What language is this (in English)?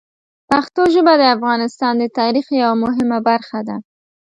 Pashto